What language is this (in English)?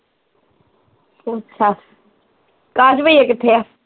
Punjabi